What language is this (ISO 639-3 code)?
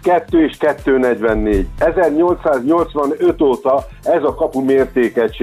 hun